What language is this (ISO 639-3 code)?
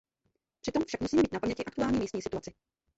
ces